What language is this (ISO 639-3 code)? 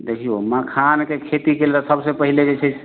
mai